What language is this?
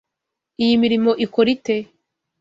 Kinyarwanda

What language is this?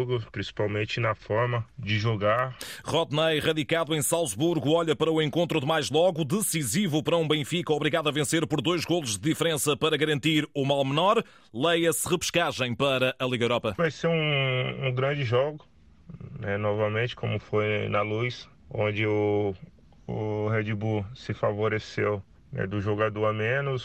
Portuguese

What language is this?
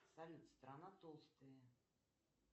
Russian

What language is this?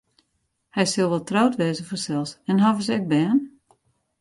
Western Frisian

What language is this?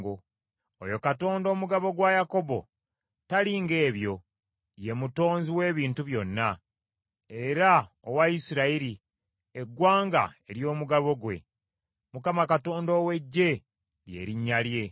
Ganda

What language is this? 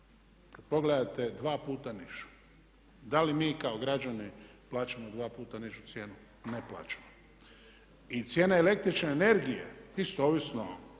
Croatian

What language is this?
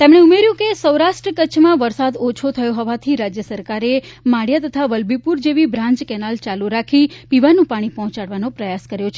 Gujarati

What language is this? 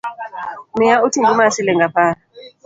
Luo (Kenya and Tanzania)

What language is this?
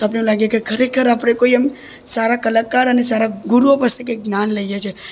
Gujarati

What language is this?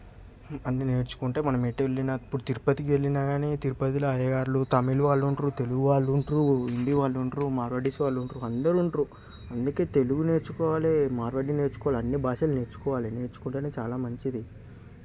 Telugu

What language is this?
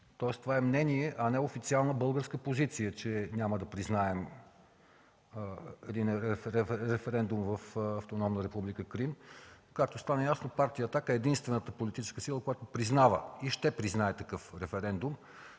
Bulgarian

